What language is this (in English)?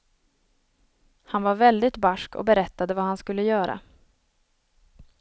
Swedish